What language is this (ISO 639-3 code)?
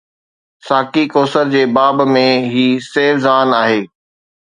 snd